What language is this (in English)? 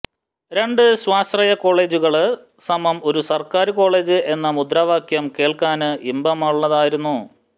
Malayalam